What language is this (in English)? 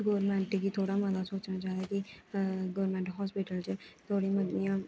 Dogri